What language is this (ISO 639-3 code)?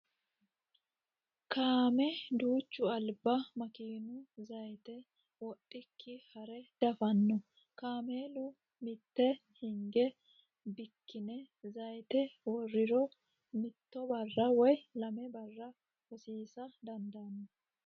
sid